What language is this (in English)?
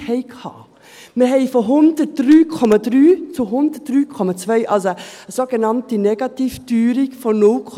Swiss German